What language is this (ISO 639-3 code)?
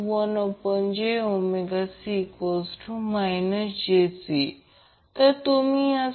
mar